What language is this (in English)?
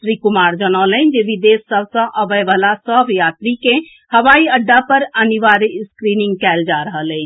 Maithili